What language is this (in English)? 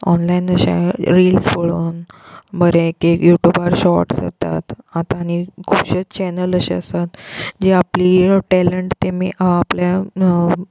Konkani